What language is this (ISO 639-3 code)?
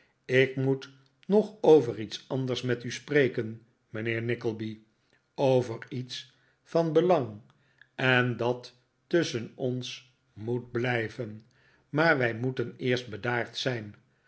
nld